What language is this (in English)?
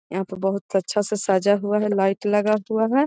Magahi